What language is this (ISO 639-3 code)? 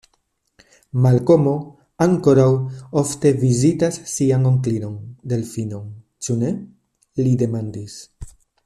epo